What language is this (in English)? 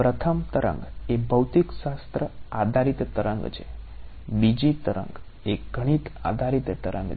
Gujarati